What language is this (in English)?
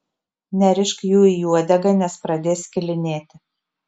Lithuanian